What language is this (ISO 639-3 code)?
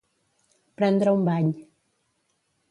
cat